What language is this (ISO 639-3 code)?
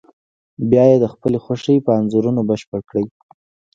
pus